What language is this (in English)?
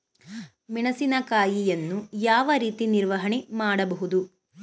Kannada